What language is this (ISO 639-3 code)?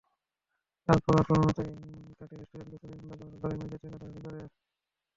ben